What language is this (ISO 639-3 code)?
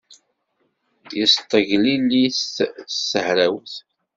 kab